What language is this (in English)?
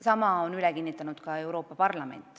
Estonian